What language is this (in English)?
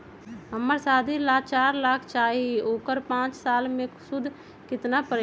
Magahi